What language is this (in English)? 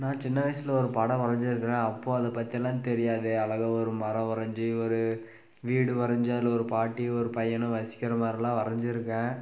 Tamil